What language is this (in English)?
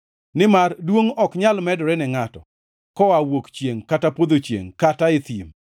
Luo (Kenya and Tanzania)